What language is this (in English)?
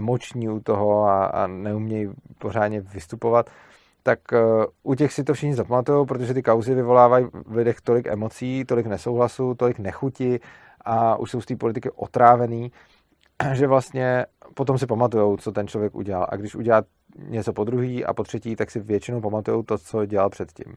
Czech